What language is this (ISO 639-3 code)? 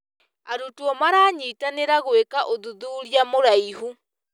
kik